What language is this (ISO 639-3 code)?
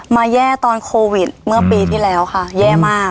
tha